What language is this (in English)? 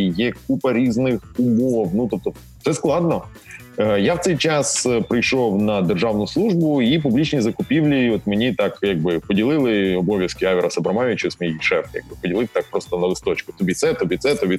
Ukrainian